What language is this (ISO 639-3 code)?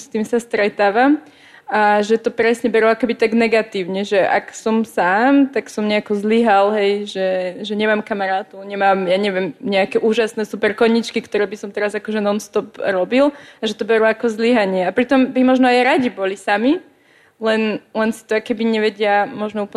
slk